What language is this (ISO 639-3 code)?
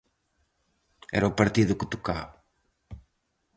glg